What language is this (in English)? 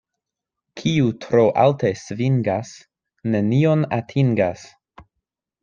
Esperanto